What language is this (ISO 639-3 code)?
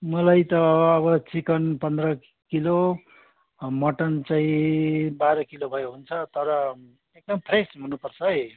nep